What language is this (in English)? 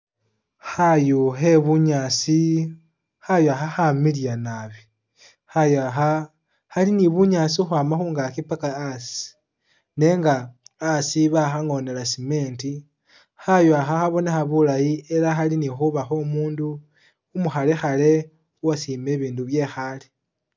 Masaaba